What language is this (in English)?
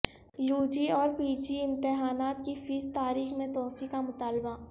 Urdu